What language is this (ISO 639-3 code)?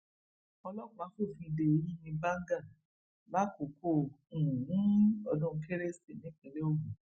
yor